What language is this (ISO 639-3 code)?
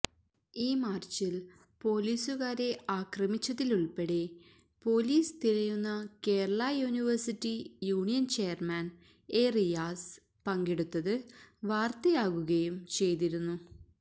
mal